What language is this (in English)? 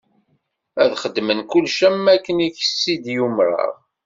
Kabyle